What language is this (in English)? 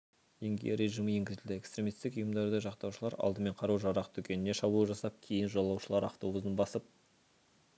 Kazakh